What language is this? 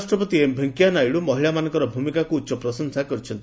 Odia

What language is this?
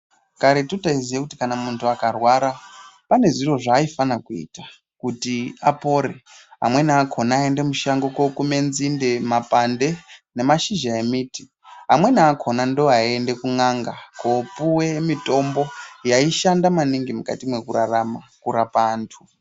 Ndau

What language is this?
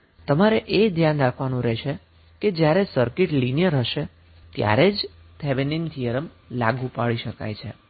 Gujarati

